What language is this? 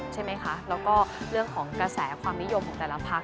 Thai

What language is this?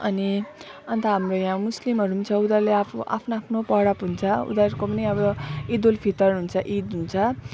Nepali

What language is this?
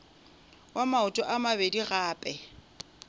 Northern Sotho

